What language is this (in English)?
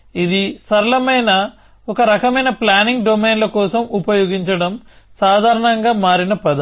Telugu